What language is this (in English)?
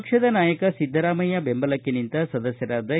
Kannada